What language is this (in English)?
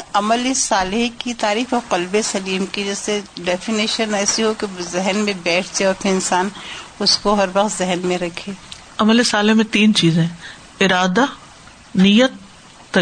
Urdu